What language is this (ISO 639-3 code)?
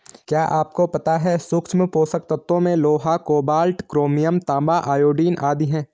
hin